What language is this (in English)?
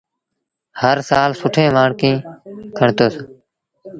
Sindhi Bhil